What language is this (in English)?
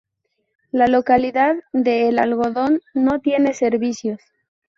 Spanish